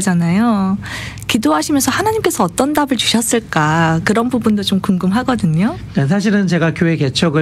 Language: Korean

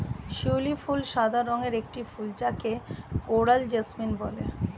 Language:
Bangla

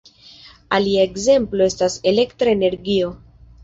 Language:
Esperanto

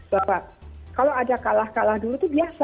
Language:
Indonesian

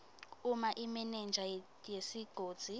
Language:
Swati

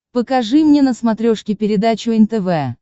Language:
Russian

